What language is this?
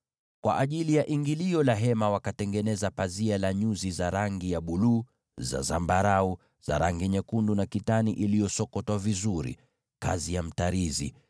Swahili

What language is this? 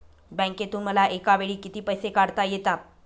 Marathi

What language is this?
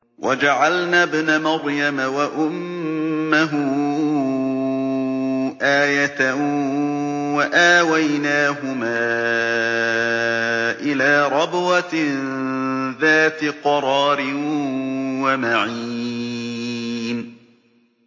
Arabic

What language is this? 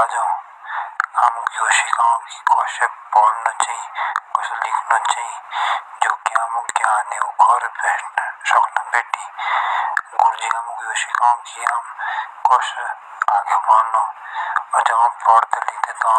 Jaunsari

